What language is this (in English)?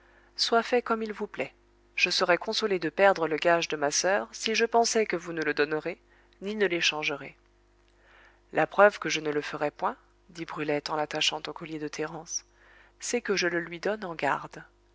French